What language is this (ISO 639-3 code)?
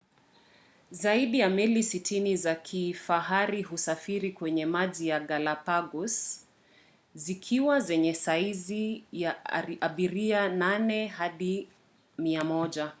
swa